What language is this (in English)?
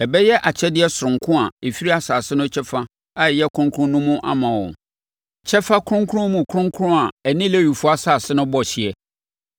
Akan